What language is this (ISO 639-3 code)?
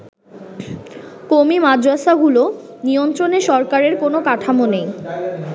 ben